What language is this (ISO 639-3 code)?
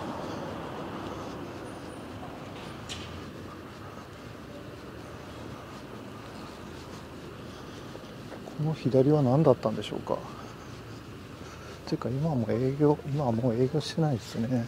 jpn